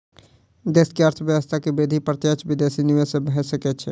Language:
Maithili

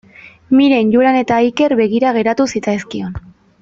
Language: Basque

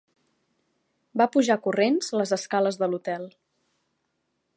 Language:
Catalan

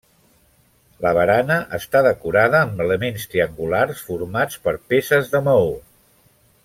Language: Catalan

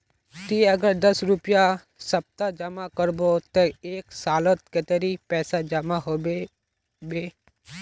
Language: Magahi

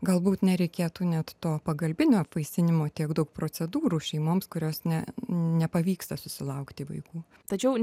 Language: Lithuanian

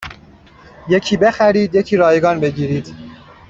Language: Persian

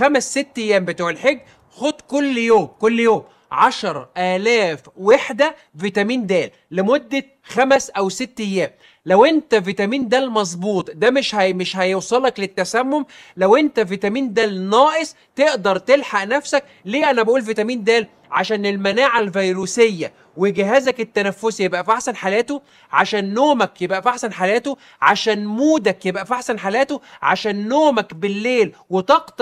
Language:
Arabic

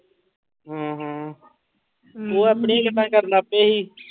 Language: Punjabi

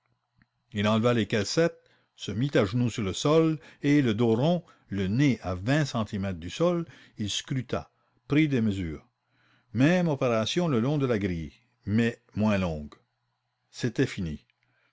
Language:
French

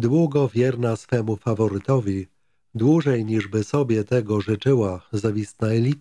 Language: Polish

